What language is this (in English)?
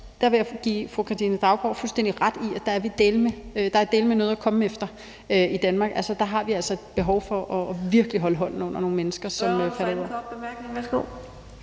Danish